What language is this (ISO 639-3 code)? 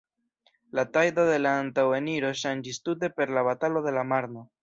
epo